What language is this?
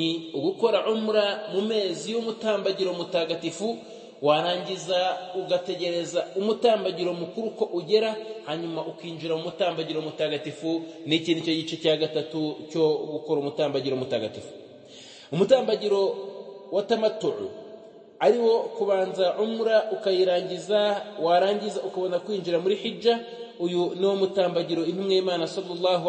Arabic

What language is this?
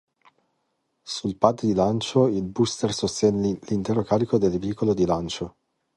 Italian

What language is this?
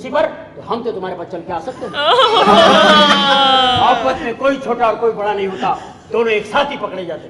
Urdu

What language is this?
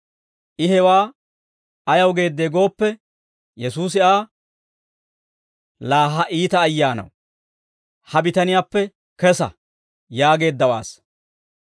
Dawro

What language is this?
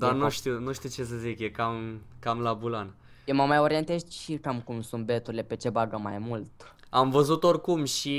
Romanian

